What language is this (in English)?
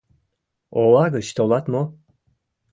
Mari